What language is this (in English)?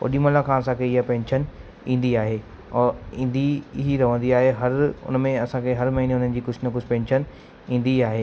Sindhi